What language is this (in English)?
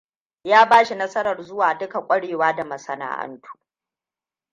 Hausa